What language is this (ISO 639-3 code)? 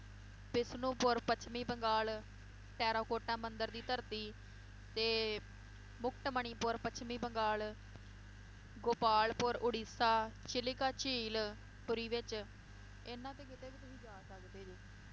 pan